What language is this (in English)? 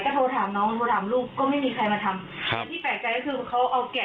Thai